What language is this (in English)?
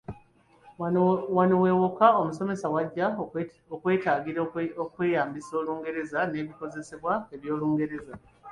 Ganda